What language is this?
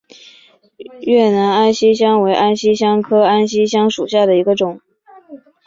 Chinese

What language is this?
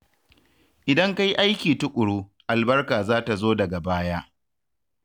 Hausa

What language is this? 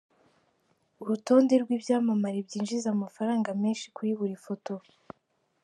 Kinyarwanda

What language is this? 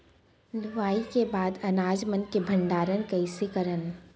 Chhattisgarhi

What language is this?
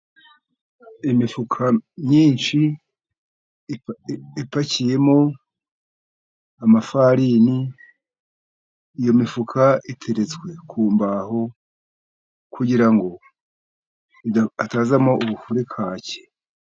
Kinyarwanda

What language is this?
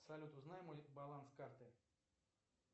Russian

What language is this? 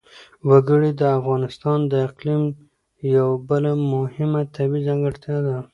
Pashto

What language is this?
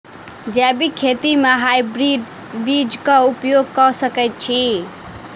Maithili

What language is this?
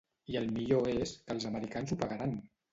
Catalan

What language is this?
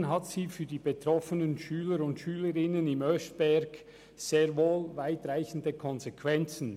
Swiss German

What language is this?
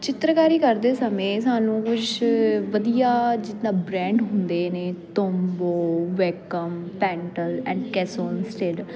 Punjabi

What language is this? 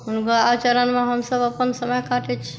Maithili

